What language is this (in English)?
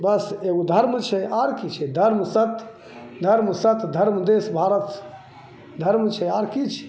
Maithili